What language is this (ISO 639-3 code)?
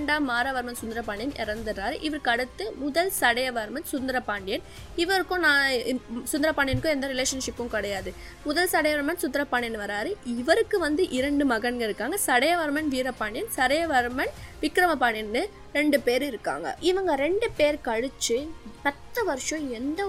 tam